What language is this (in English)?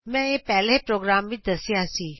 Punjabi